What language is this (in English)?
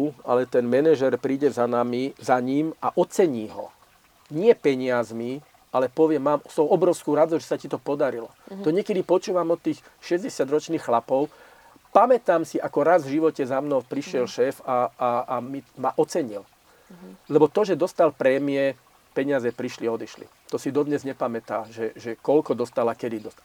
Slovak